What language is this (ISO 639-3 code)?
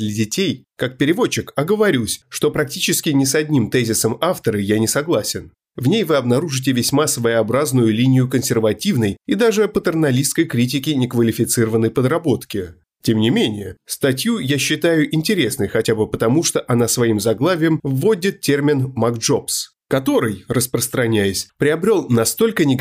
rus